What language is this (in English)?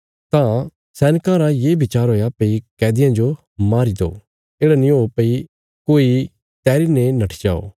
Bilaspuri